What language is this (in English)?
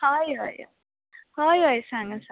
Konkani